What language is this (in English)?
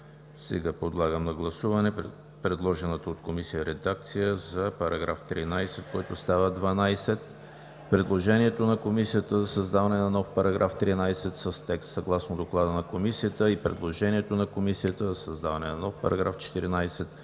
Bulgarian